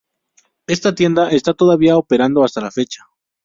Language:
Spanish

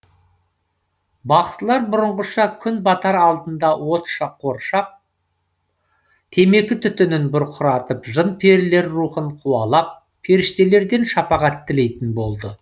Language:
Kazakh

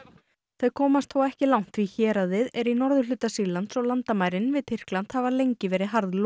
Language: Icelandic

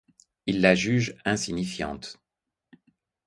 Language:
French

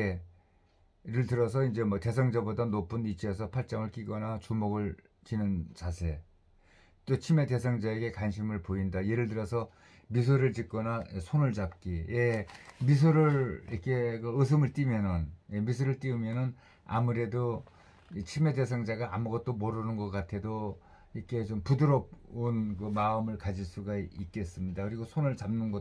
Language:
Korean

